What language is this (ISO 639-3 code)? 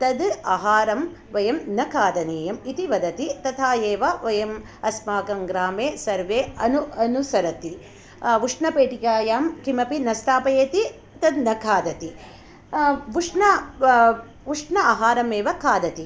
san